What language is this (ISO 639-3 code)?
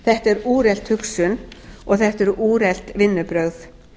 isl